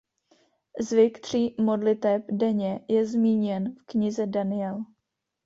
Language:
Czech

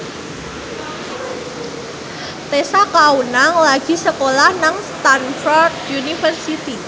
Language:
Javanese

